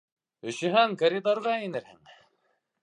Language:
Bashkir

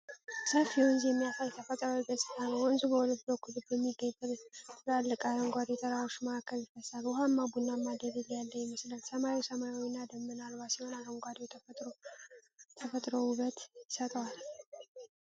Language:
Amharic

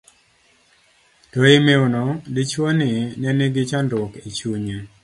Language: Luo (Kenya and Tanzania)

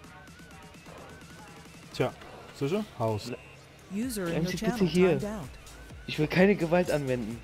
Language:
German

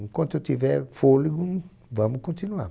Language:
Portuguese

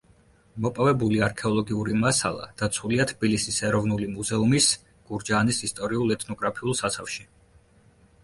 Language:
Georgian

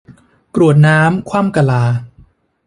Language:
Thai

